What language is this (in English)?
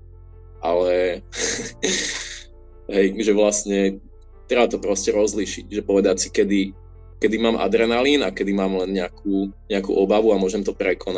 Slovak